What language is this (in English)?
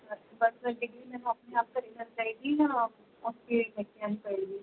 Punjabi